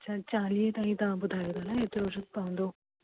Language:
Sindhi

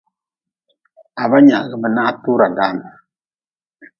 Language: Nawdm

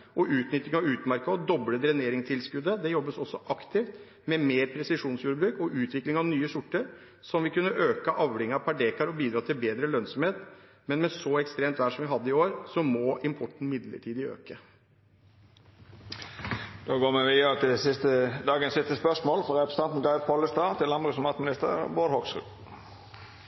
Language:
Norwegian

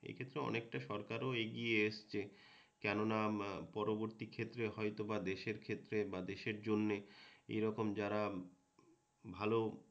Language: Bangla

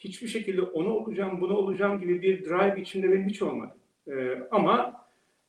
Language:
Turkish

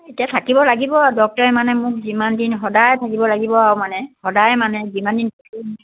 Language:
Assamese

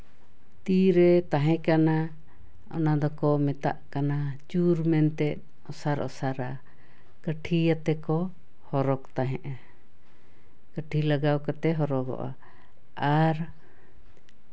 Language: Santali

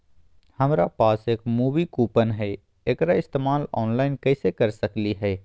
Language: Magahi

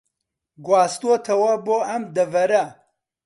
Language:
Central Kurdish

